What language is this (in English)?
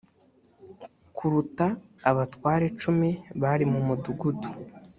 Kinyarwanda